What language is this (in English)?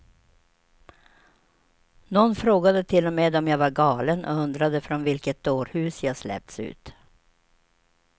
Swedish